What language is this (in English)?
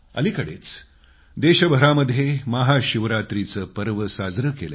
Marathi